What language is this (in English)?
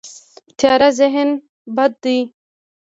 Pashto